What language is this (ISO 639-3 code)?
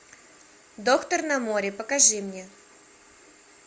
rus